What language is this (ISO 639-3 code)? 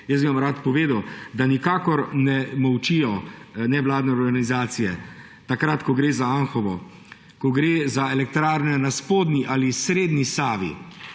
slv